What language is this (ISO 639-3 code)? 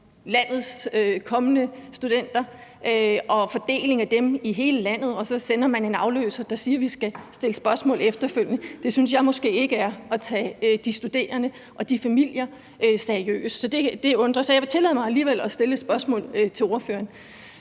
dan